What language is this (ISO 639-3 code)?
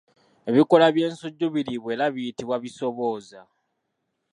lug